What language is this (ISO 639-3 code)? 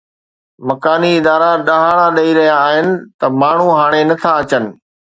snd